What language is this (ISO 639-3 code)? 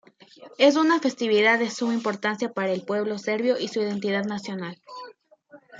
spa